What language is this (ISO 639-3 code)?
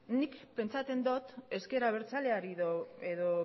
eus